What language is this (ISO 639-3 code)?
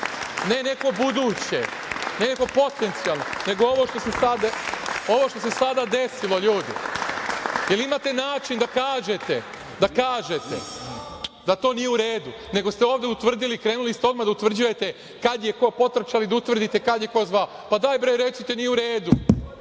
srp